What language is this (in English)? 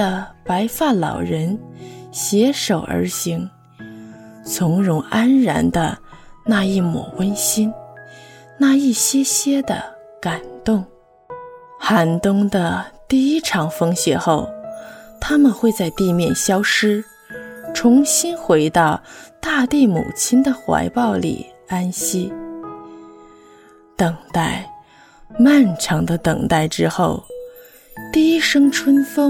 Chinese